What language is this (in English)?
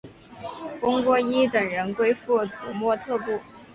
Chinese